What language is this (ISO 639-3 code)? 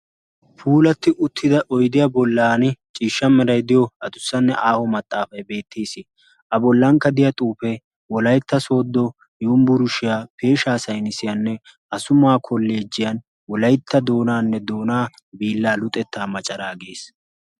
wal